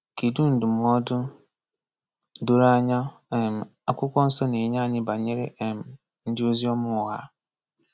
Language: Igbo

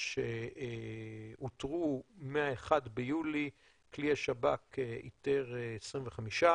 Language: Hebrew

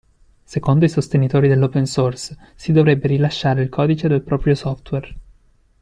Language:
Italian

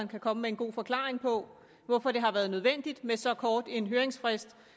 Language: Danish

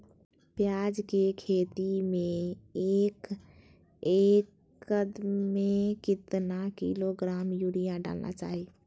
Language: Magahi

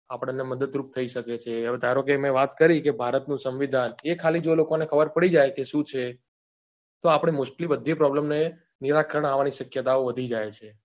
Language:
Gujarati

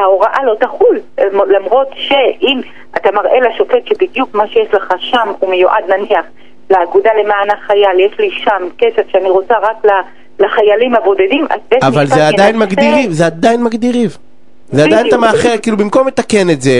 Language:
Hebrew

